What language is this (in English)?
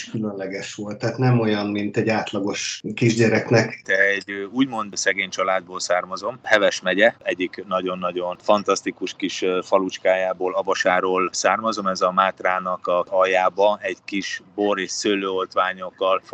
Hungarian